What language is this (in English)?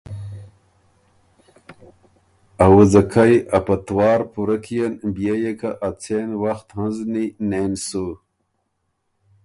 Ormuri